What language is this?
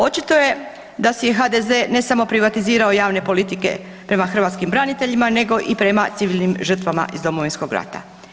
Croatian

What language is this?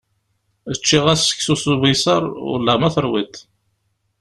Kabyle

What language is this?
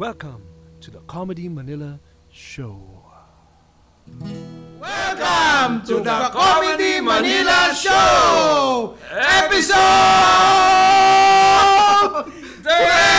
Filipino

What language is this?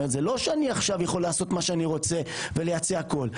Hebrew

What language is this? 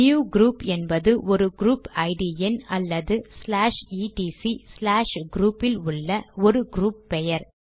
Tamil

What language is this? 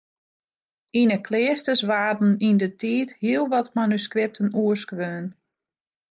Western Frisian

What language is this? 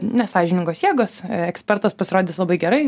Lithuanian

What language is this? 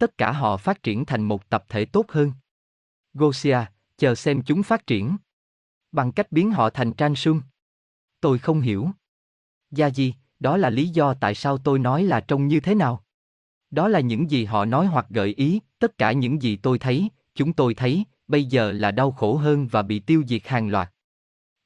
Vietnamese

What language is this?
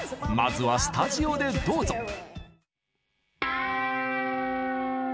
Japanese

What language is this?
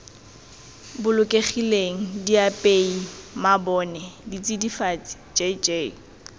Tswana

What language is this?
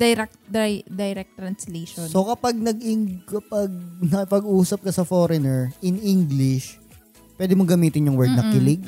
Filipino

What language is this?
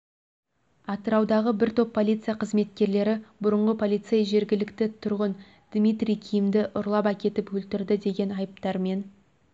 Kazakh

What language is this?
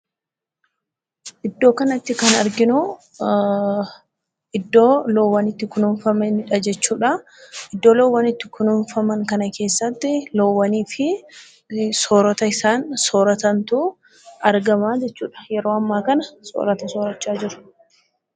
Oromo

